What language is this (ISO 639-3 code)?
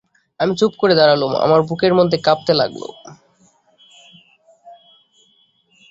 ben